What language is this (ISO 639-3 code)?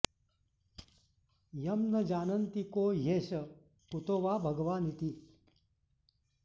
san